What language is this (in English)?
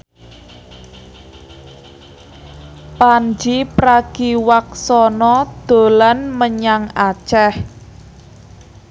Javanese